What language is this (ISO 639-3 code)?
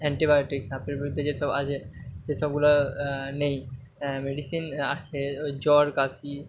ben